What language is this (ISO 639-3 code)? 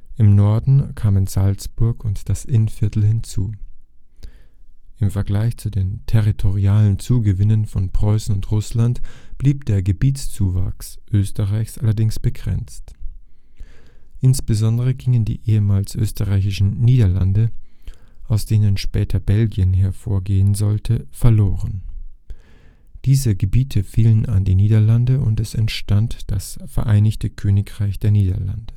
deu